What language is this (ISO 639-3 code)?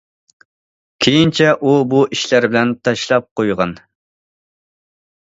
uig